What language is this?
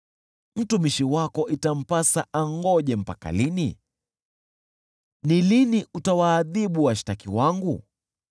Swahili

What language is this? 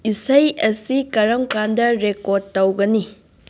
Manipuri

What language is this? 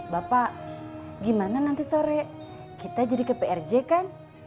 Indonesian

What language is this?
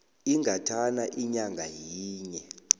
South Ndebele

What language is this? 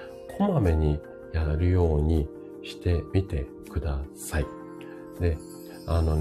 Japanese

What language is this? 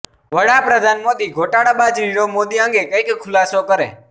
Gujarati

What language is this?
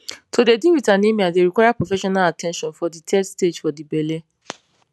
Nigerian Pidgin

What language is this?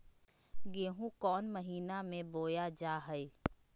Magahi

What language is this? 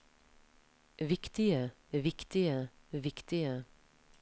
Norwegian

